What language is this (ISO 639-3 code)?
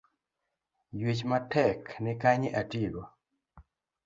luo